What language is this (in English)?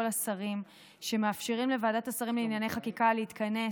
Hebrew